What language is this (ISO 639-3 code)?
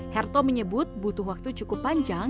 ind